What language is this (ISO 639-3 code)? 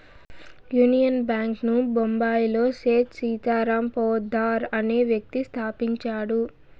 tel